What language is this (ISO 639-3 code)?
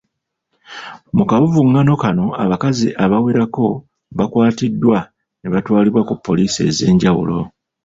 lug